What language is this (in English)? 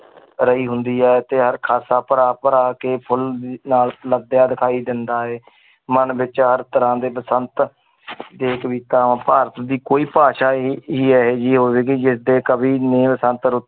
Punjabi